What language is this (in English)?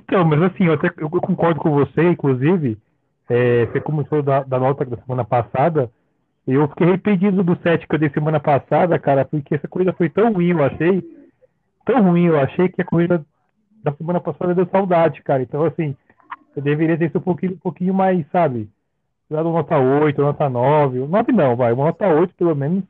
Portuguese